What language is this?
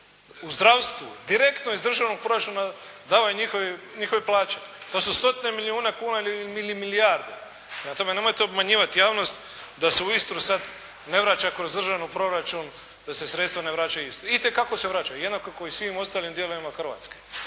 Croatian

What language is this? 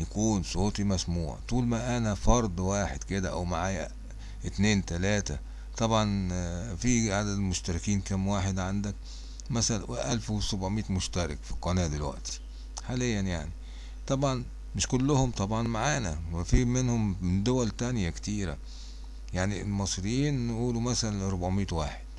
Arabic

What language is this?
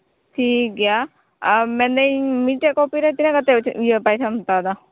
Santali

